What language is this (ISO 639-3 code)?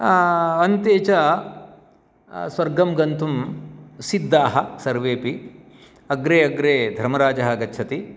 san